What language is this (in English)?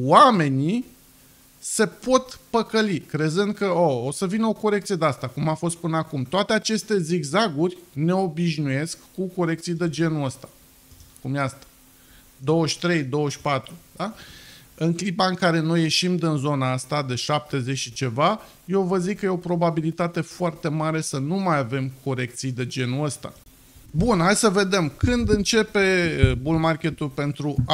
Romanian